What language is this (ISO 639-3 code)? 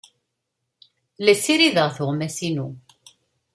kab